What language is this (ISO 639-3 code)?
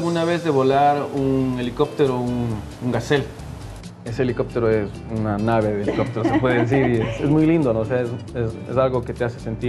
spa